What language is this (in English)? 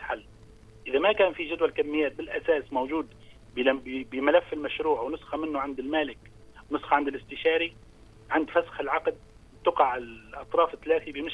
Arabic